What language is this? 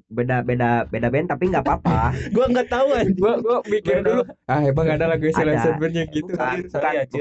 Indonesian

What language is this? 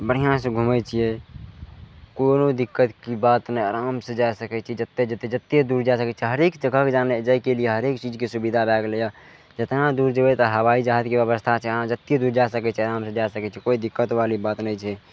Maithili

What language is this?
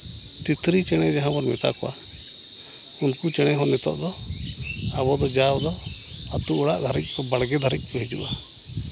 Santali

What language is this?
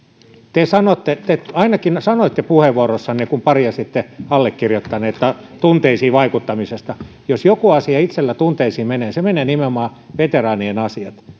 Finnish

